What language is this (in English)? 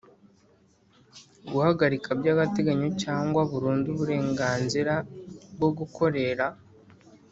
Kinyarwanda